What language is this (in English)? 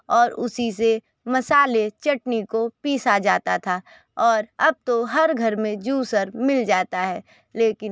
Hindi